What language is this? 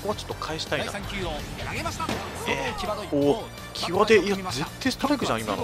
Japanese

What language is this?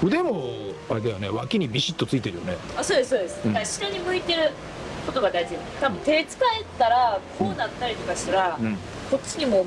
Japanese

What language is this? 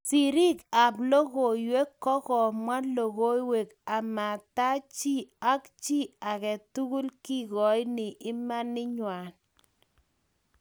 Kalenjin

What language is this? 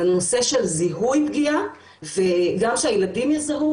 Hebrew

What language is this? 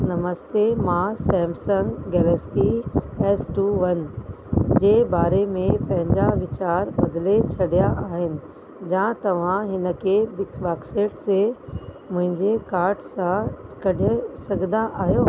Sindhi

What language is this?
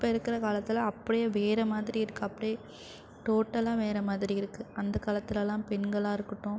Tamil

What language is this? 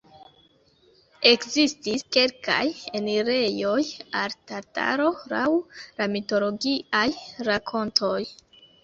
Esperanto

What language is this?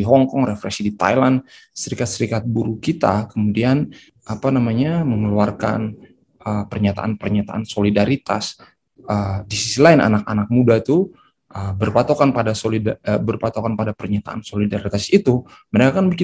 Indonesian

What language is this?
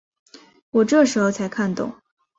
Chinese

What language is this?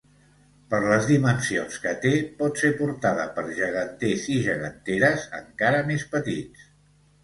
Catalan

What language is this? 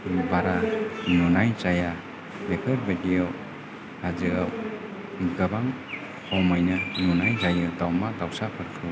Bodo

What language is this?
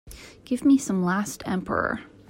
English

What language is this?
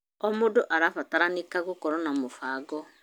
Kikuyu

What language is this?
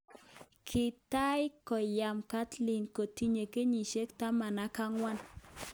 Kalenjin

